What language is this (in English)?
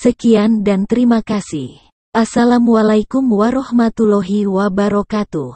Indonesian